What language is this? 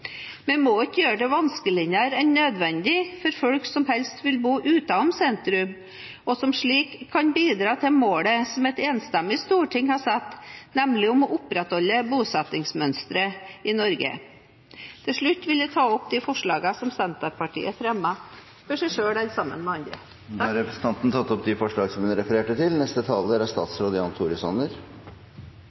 Norwegian Bokmål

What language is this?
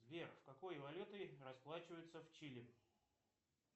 Russian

